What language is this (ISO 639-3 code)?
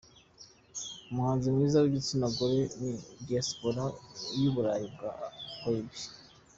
kin